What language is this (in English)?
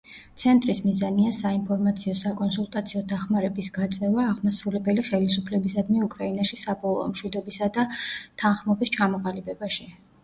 Georgian